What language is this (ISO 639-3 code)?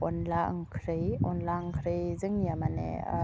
brx